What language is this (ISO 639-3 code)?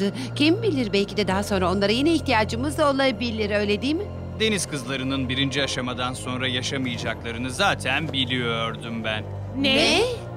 tur